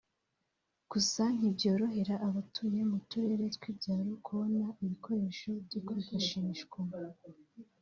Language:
Kinyarwanda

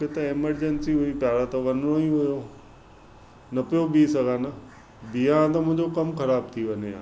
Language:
Sindhi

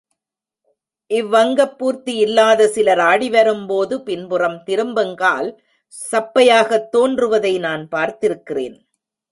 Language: Tamil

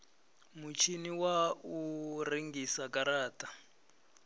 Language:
Venda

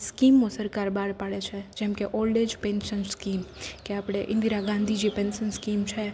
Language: Gujarati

